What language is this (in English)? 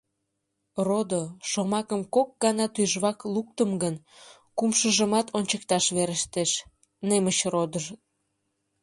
Mari